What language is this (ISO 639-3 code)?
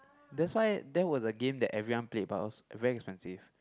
eng